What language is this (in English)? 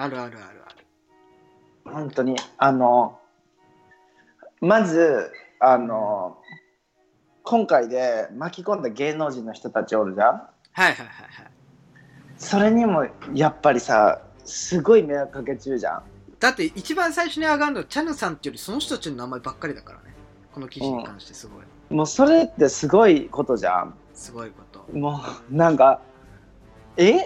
Japanese